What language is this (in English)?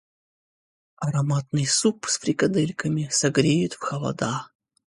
Russian